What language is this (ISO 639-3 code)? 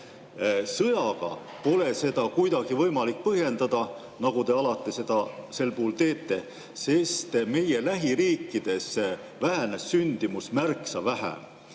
est